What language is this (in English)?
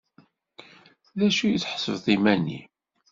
Kabyle